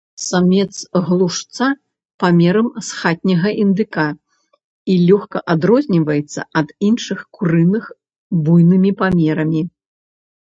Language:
Belarusian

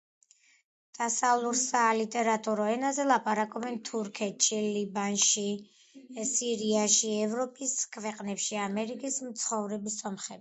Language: Georgian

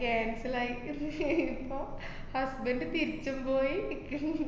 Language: Malayalam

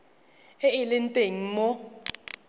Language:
Tswana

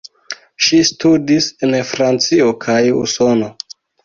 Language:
Esperanto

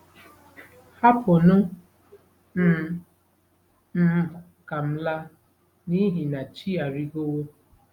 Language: Igbo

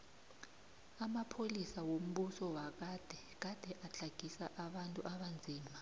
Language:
South Ndebele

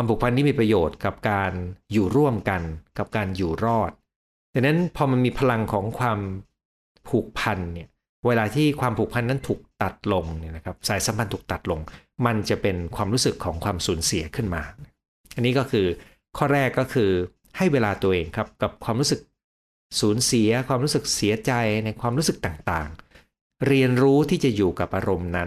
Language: Thai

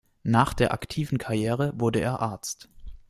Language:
German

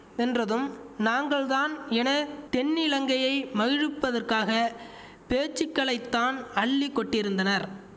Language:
Tamil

